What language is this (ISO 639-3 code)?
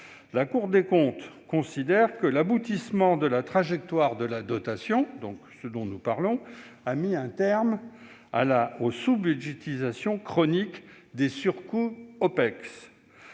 fra